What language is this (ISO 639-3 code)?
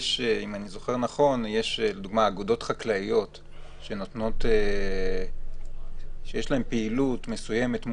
heb